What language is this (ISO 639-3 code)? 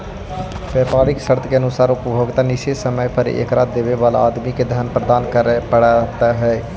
mag